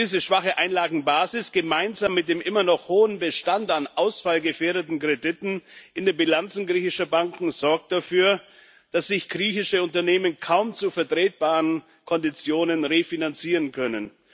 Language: German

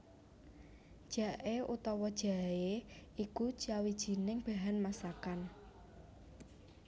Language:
Javanese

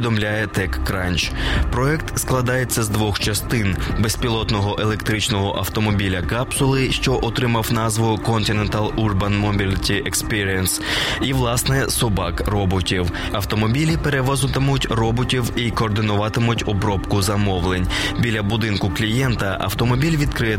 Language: Ukrainian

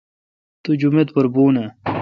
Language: Kalkoti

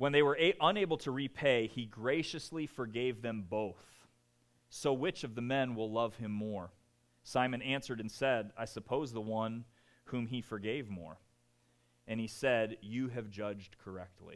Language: English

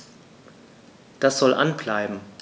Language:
German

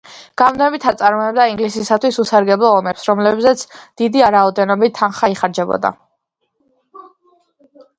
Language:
Georgian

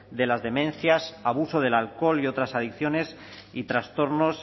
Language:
Spanish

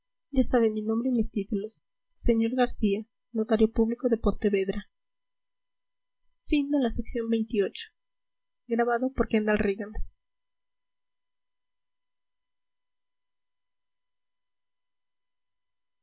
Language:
Spanish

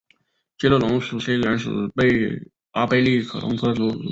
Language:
Chinese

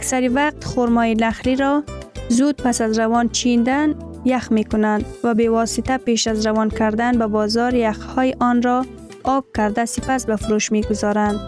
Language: Persian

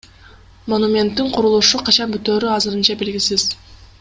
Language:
Kyrgyz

